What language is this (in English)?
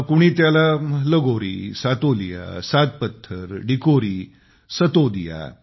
Marathi